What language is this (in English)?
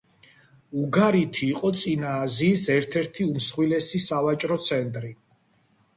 Georgian